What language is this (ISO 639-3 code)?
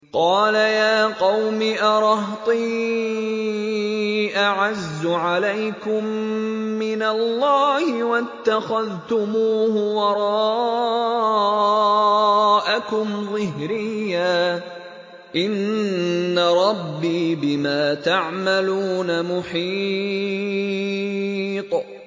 ara